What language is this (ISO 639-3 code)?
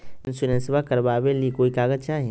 mag